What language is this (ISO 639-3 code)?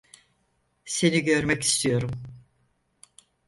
tur